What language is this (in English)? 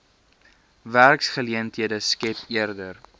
Afrikaans